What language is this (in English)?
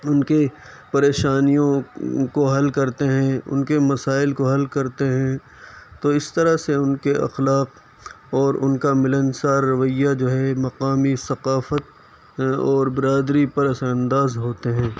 Urdu